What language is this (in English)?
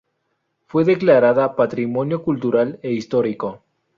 Spanish